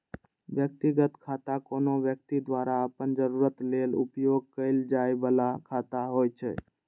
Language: Maithili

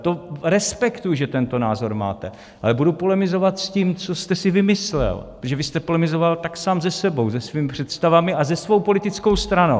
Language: Czech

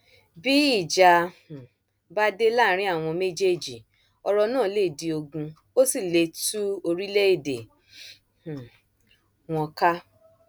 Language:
Yoruba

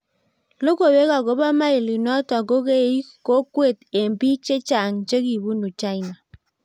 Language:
Kalenjin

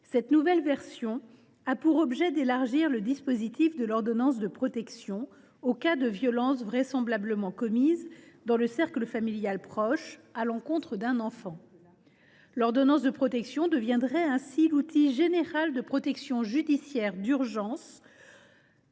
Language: French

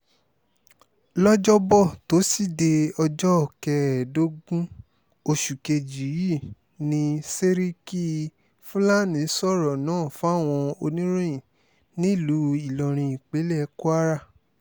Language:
Yoruba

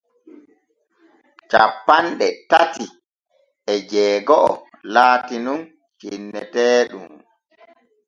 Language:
Borgu Fulfulde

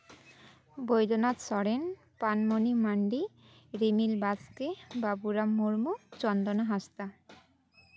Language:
Santali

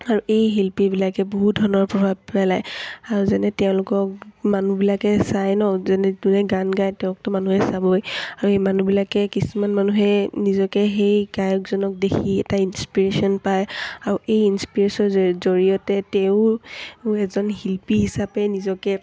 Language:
Assamese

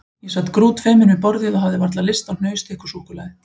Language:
Icelandic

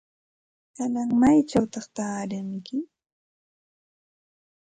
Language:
Santa Ana de Tusi Pasco Quechua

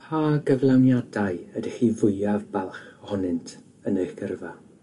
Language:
Welsh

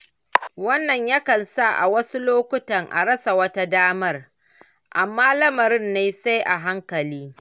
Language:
Hausa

